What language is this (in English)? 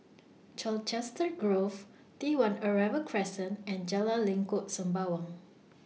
English